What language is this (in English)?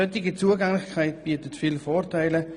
Swiss German